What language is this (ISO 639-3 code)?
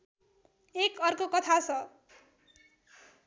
nep